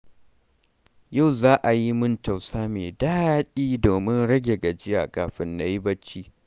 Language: Hausa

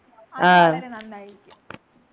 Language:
Malayalam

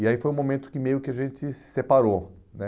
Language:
Portuguese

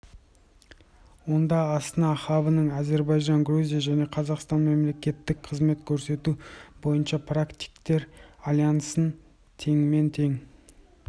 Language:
Kazakh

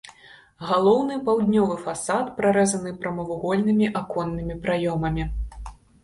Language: Belarusian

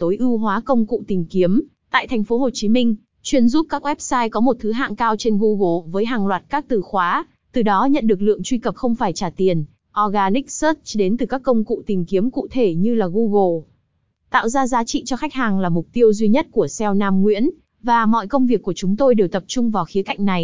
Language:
Vietnamese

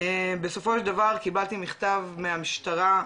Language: Hebrew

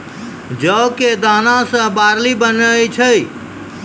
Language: Maithili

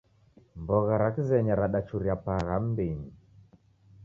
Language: Taita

